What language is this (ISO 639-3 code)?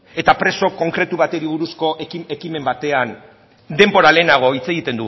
eus